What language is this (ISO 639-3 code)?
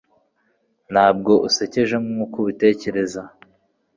kin